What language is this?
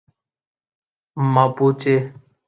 Urdu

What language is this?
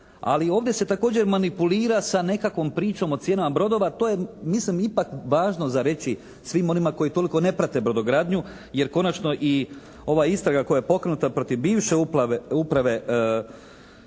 Croatian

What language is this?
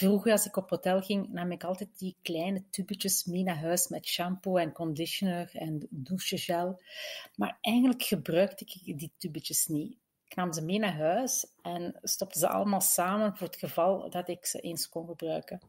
Dutch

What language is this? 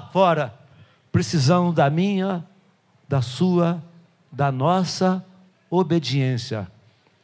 Portuguese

